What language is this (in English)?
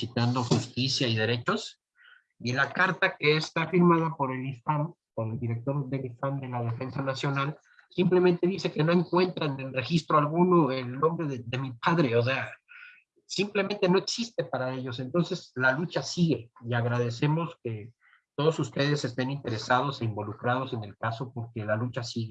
Spanish